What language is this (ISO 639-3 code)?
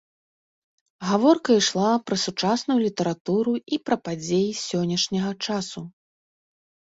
bel